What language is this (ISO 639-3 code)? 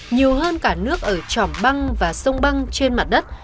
vie